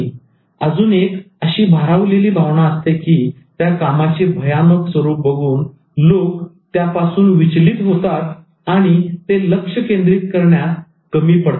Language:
Marathi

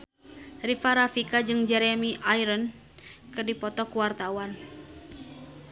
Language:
Sundanese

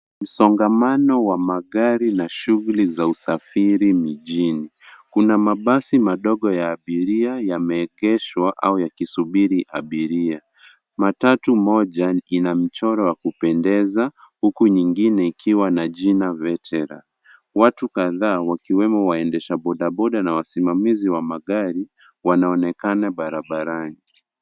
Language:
Swahili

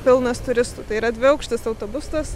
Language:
Lithuanian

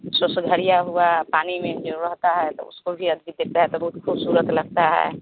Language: Hindi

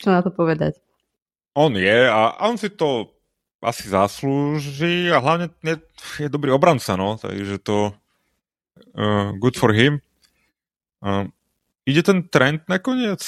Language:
Slovak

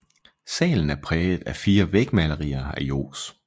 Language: Danish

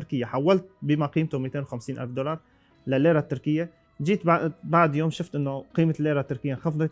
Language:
Arabic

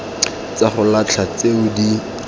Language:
Tswana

